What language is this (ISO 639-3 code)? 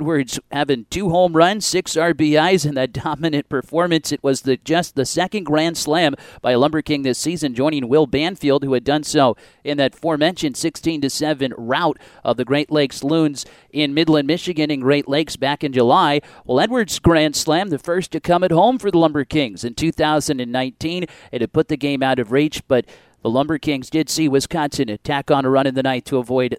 eng